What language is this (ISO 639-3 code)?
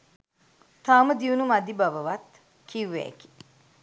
sin